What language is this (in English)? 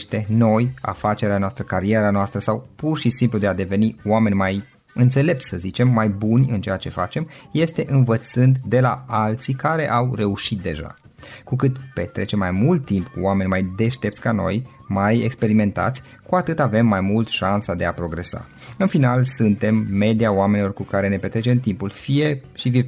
Romanian